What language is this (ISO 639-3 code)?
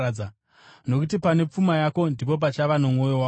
sna